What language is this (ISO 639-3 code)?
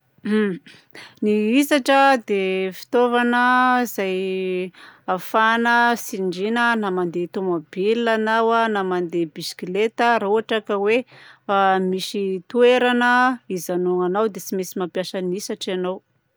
bzc